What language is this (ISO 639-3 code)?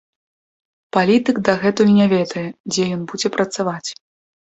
bel